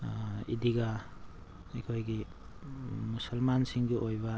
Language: Manipuri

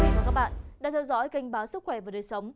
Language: Vietnamese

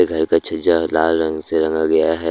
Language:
Hindi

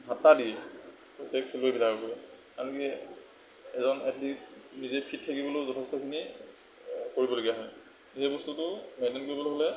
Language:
Assamese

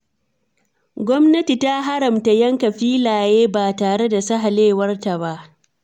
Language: Hausa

